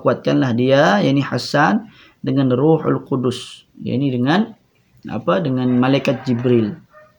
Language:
Malay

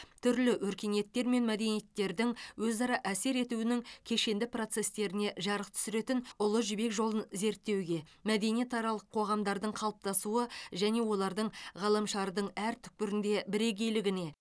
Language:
Kazakh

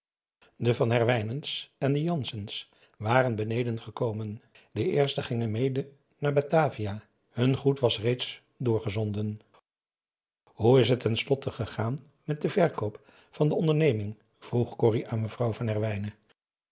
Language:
Dutch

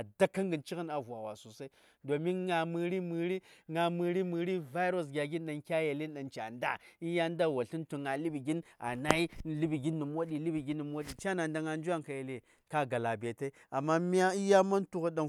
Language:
Saya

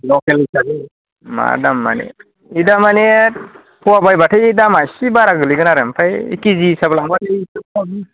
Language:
Bodo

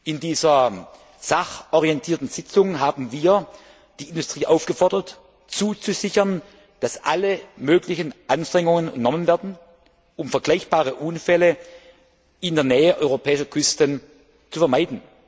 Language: German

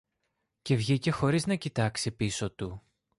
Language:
Greek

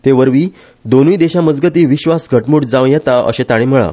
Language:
Konkani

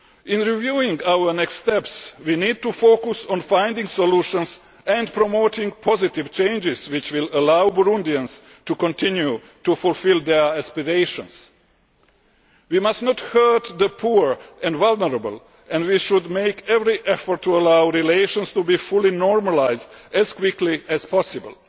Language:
English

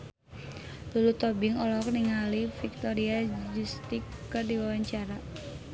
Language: Sundanese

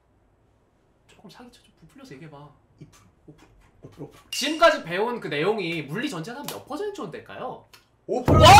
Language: Korean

